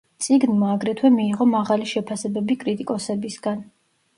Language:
Georgian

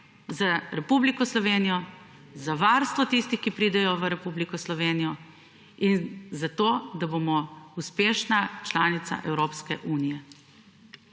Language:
Slovenian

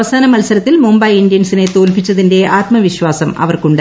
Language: Malayalam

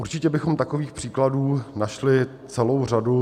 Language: Czech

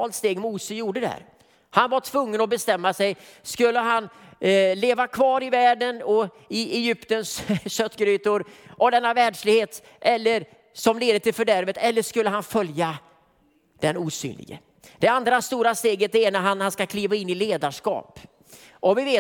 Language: Swedish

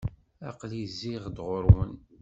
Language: Kabyle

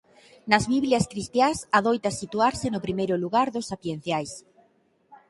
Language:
Galician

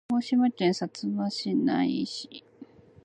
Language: Japanese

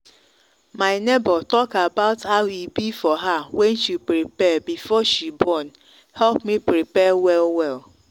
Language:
Nigerian Pidgin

